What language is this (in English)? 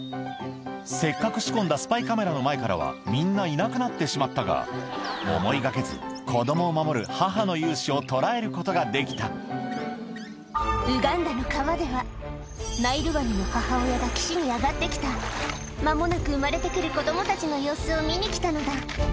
Japanese